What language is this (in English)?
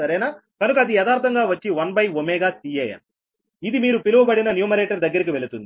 Telugu